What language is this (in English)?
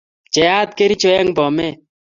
Kalenjin